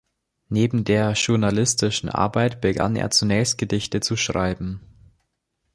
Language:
German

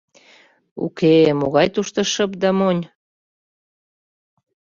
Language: Mari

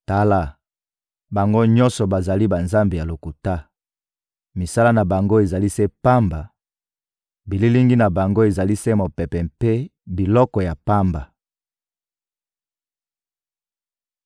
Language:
Lingala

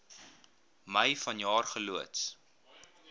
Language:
Afrikaans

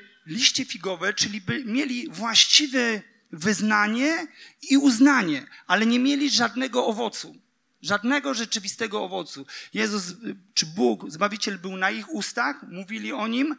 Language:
Polish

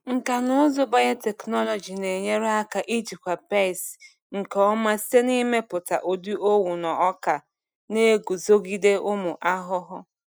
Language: Igbo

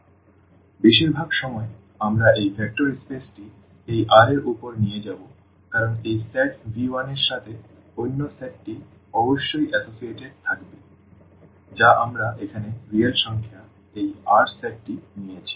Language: Bangla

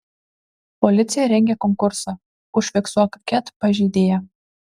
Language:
Lithuanian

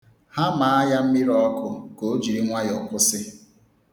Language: Igbo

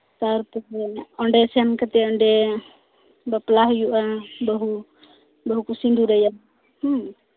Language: Santali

